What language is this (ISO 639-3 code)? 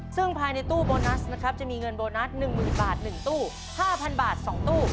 tha